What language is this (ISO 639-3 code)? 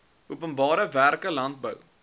afr